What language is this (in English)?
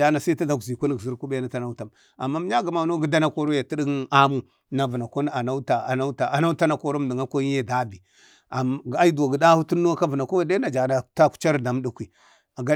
Bade